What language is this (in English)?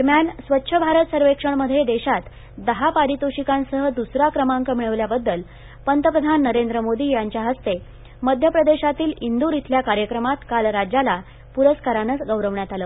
Marathi